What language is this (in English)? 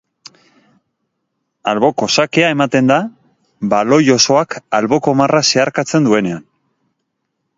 Basque